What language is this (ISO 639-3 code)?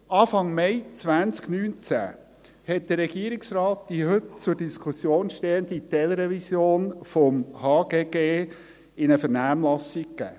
gsw